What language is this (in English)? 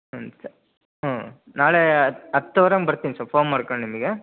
Kannada